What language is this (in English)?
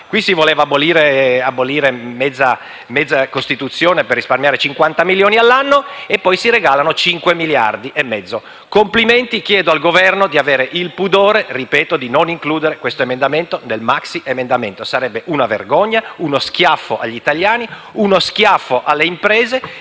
Italian